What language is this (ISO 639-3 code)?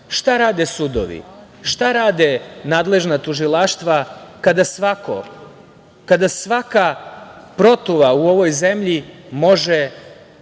srp